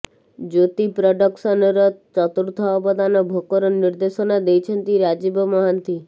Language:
Odia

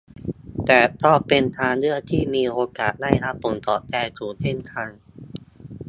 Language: Thai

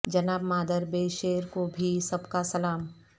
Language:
Urdu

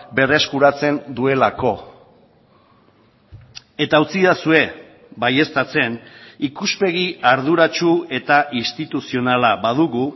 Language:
Basque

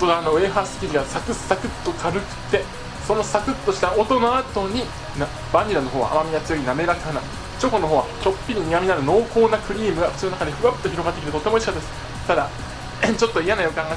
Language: Japanese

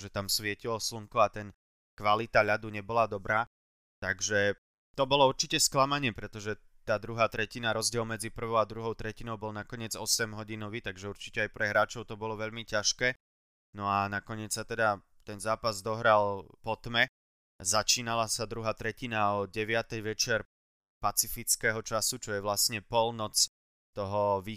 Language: Slovak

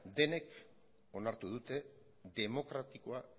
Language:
Basque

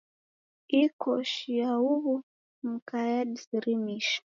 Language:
Taita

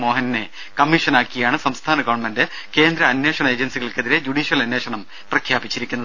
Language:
Malayalam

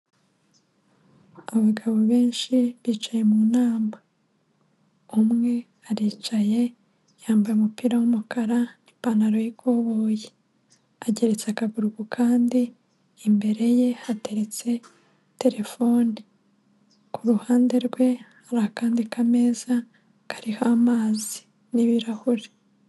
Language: Kinyarwanda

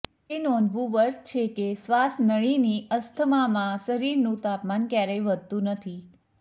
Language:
Gujarati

